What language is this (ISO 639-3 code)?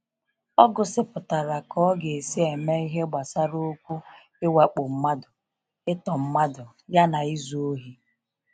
ibo